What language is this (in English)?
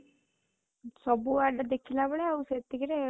Odia